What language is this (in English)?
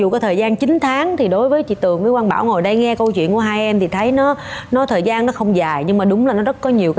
Vietnamese